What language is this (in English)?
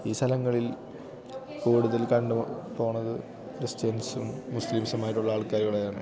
Malayalam